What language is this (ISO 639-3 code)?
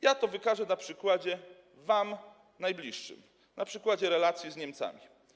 pol